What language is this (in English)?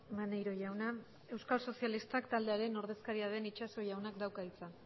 Basque